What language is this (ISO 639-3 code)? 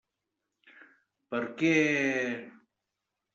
cat